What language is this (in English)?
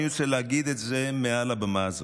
Hebrew